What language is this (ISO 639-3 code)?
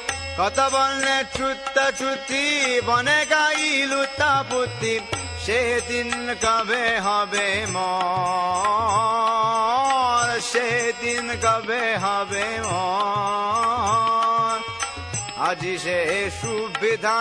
ron